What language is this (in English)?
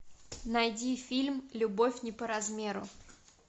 Russian